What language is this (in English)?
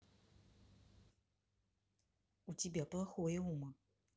Russian